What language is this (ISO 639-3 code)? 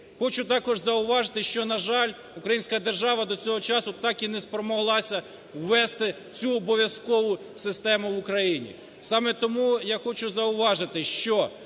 ukr